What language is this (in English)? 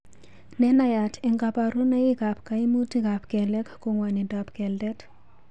Kalenjin